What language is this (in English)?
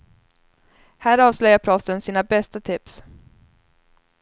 Swedish